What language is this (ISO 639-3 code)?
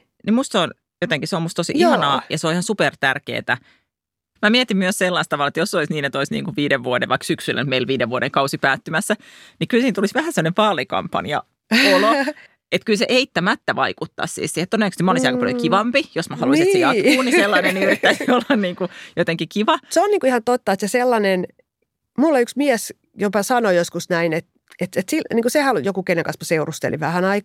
fin